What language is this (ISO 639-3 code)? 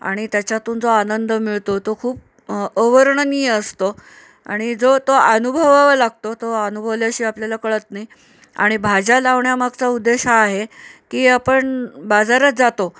mar